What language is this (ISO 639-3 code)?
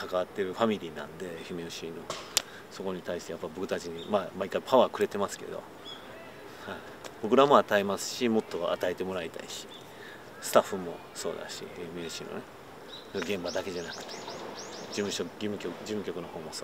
jpn